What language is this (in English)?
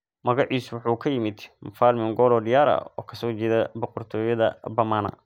Somali